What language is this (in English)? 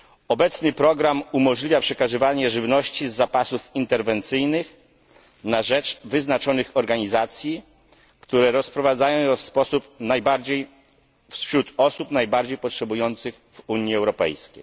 Polish